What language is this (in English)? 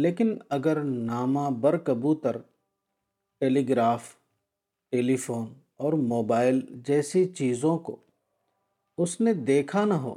Urdu